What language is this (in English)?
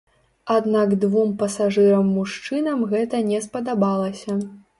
Belarusian